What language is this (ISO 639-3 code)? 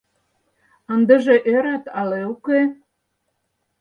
chm